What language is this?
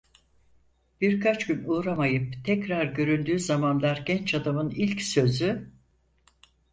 Turkish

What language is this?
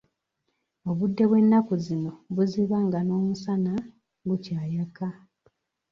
Ganda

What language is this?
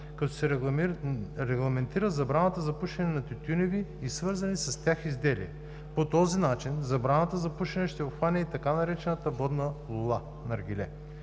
Bulgarian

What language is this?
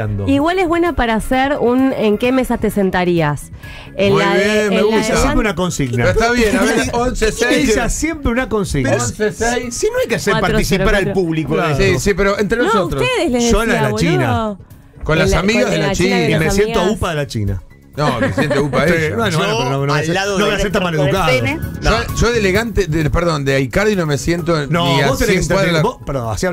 Spanish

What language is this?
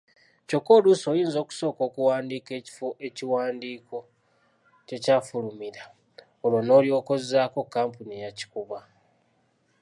Ganda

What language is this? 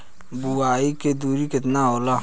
Bhojpuri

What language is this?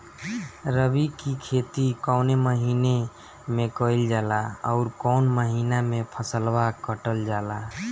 Bhojpuri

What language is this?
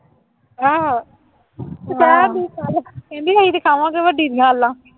Punjabi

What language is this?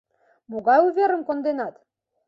Mari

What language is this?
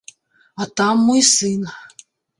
Belarusian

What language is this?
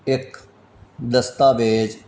Punjabi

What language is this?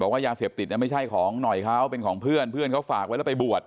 Thai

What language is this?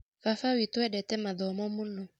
Kikuyu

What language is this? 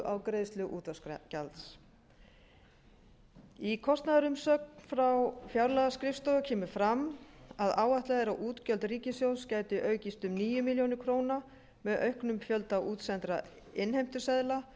Icelandic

